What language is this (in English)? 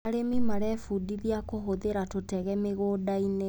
Kikuyu